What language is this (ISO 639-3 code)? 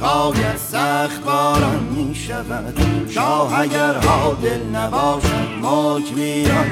fas